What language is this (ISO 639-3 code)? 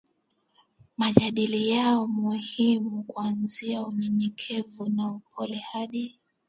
swa